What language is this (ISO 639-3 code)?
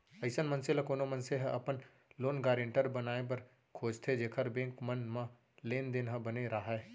hne